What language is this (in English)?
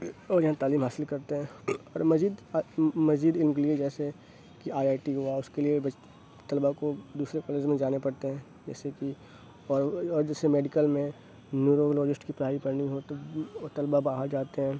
Urdu